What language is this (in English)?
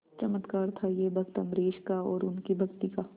Hindi